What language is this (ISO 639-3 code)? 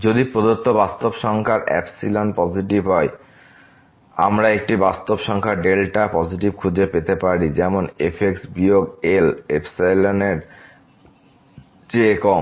ben